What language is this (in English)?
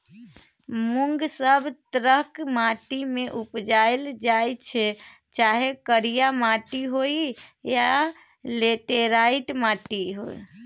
Maithili